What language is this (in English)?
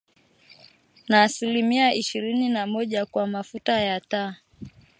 Swahili